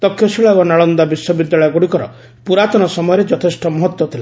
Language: Odia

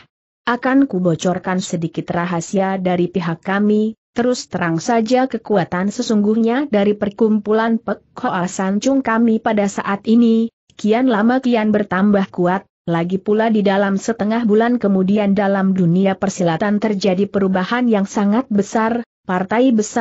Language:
Indonesian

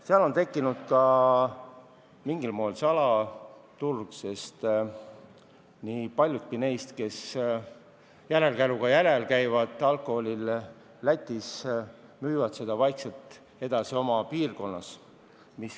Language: Estonian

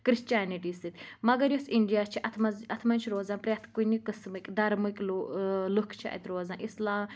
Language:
Kashmiri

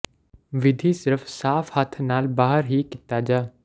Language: Punjabi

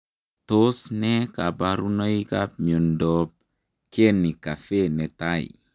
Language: Kalenjin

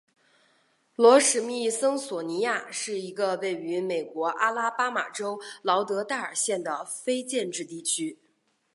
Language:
Chinese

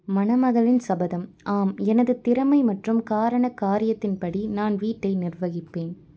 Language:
Tamil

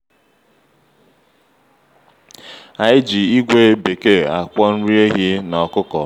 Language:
Igbo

